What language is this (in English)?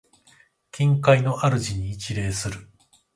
Japanese